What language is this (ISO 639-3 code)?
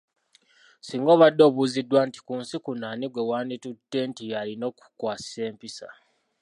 lug